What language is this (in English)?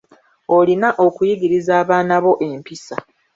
Ganda